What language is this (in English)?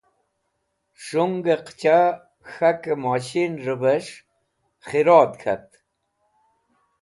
Wakhi